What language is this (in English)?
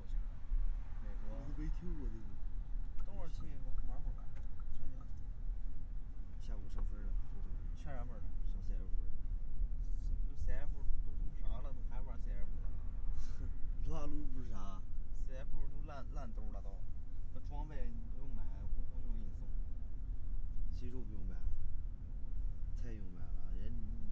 Chinese